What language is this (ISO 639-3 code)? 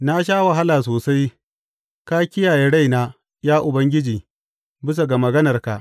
hau